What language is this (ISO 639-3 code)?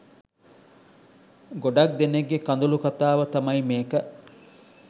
sin